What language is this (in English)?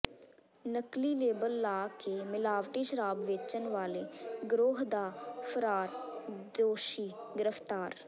Punjabi